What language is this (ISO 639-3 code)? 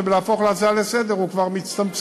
heb